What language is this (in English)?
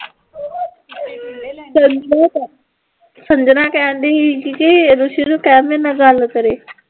Punjabi